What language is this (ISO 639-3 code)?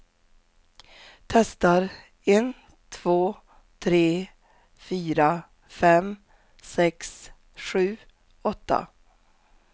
swe